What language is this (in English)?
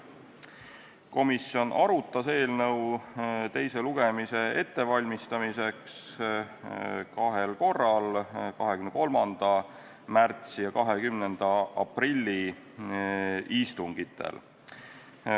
Estonian